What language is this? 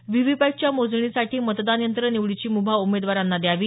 Marathi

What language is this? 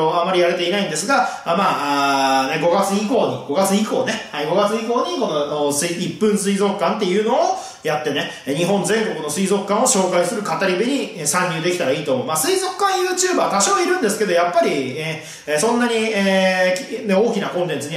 Japanese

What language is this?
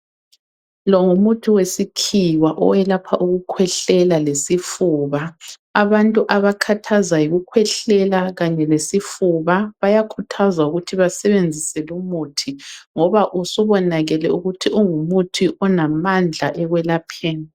North Ndebele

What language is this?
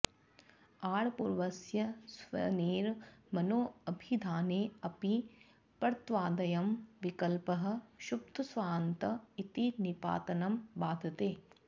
Sanskrit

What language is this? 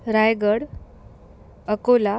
Marathi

